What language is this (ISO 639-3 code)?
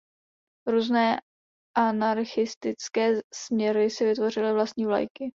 ces